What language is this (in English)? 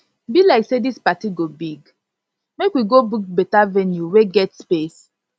Nigerian Pidgin